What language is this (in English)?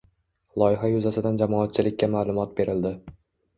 Uzbek